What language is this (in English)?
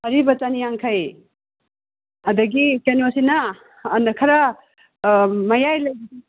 Manipuri